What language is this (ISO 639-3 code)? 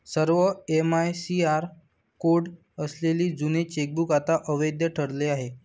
mar